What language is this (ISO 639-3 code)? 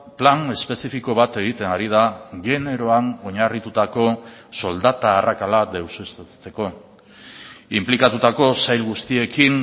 eus